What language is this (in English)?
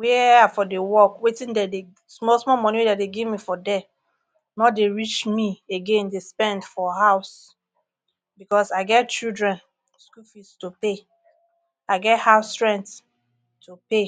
Nigerian Pidgin